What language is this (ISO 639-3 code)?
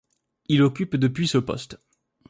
fra